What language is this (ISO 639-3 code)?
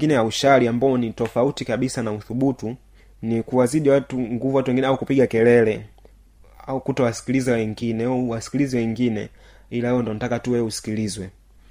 swa